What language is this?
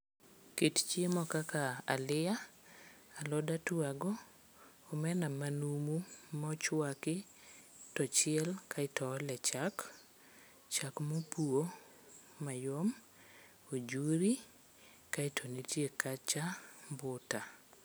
Luo (Kenya and Tanzania)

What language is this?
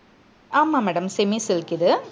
Tamil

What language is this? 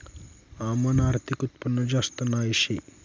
Marathi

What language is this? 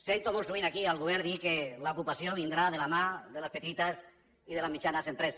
Catalan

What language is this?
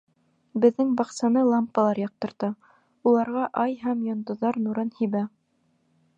Bashkir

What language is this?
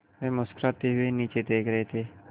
Hindi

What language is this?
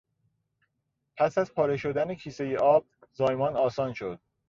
Persian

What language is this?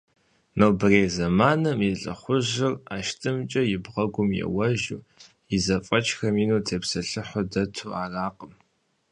Kabardian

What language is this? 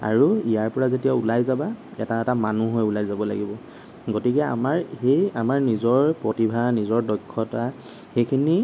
Assamese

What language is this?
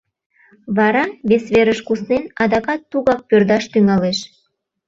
Mari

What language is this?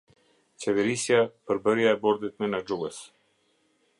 Albanian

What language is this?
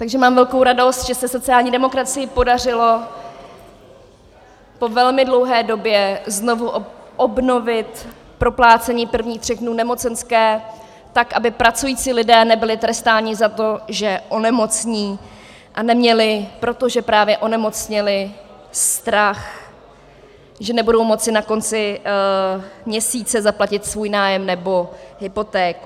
Czech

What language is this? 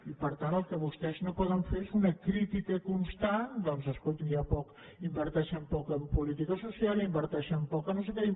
Catalan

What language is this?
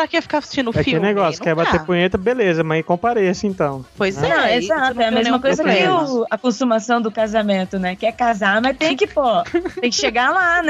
Portuguese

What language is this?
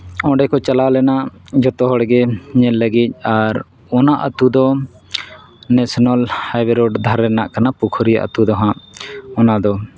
Santali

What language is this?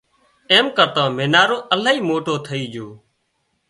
Wadiyara Koli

